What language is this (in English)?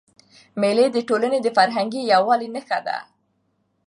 Pashto